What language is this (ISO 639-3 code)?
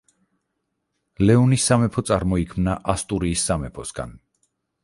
kat